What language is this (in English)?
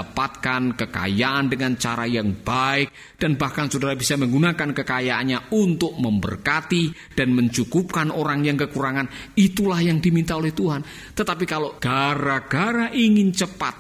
Indonesian